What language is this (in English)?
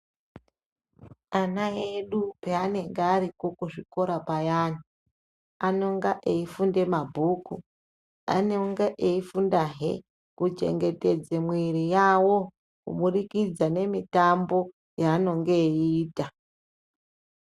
Ndau